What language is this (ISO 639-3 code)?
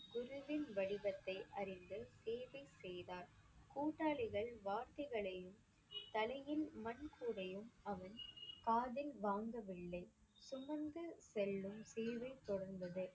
tam